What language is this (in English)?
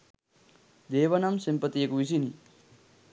Sinhala